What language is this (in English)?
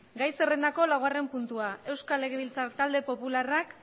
Basque